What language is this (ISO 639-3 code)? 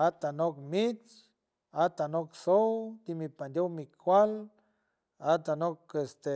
hue